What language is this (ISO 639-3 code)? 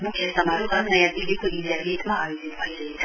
nep